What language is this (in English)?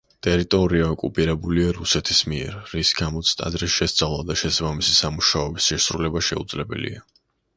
Georgian